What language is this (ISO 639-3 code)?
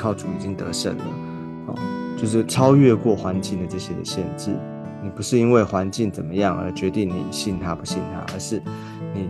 zho